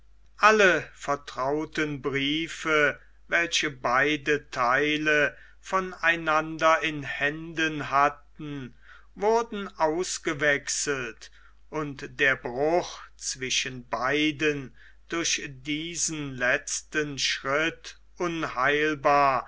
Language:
German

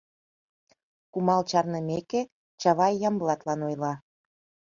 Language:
Mari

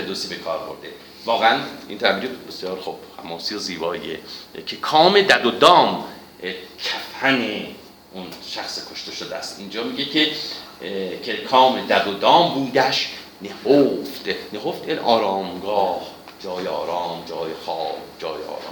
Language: Persian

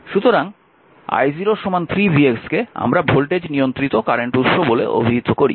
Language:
Bangla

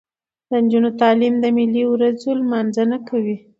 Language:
Pashto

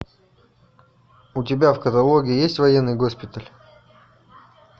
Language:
Russian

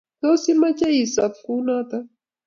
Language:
Kalenjin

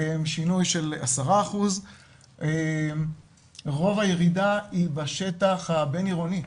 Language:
Hebrew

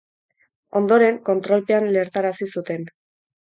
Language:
Basque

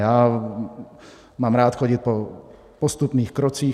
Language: Czech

